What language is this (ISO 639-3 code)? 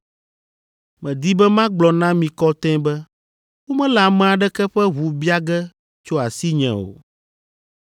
ewe